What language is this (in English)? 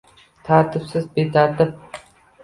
Uzbek